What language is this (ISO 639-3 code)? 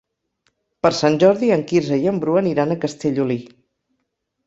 cat